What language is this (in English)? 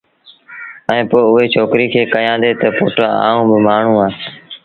Sindhi Bhil